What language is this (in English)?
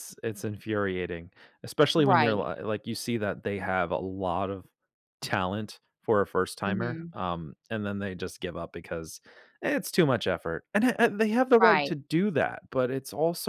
English